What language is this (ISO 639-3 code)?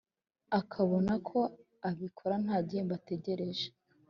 kin